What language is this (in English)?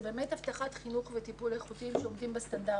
Hebrew